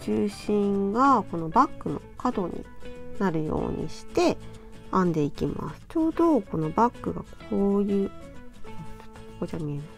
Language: Japanese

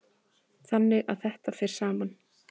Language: Icelandic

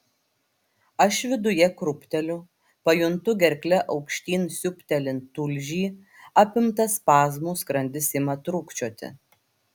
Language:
Lithuanian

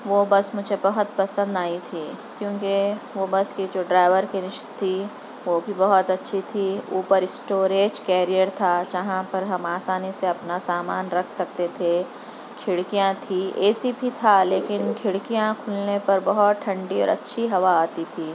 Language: Urdu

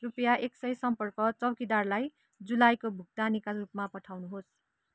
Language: Nepali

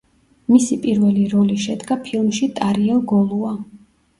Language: Georgian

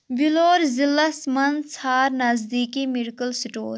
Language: Kashmiri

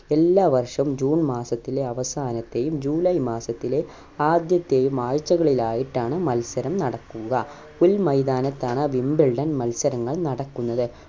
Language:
Malayalam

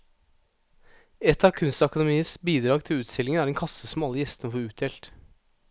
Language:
Norwegian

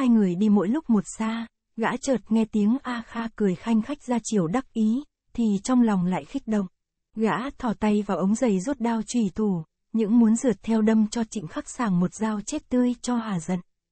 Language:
Vietnamese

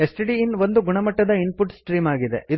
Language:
Kannada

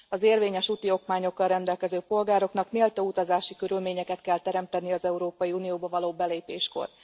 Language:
Hungarian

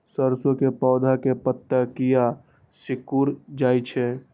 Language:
Maithili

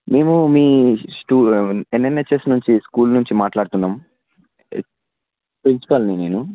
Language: Telugu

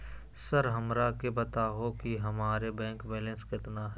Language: Magahi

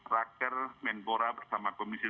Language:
Indonesian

